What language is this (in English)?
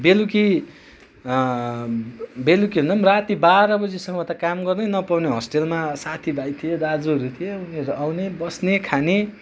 Nepali